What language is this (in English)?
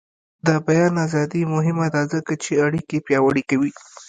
Pashto